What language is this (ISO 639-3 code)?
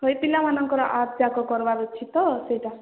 ori